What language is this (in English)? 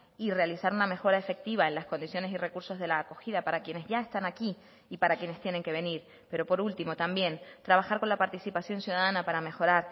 Spanish